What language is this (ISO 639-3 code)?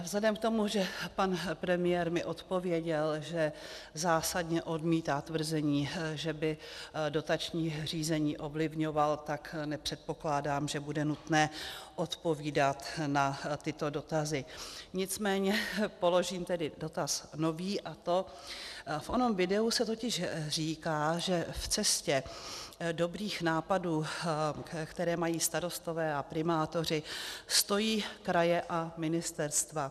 ces